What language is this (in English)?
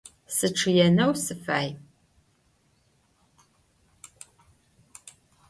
Adyghe